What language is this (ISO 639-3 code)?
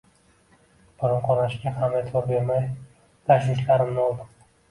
uzb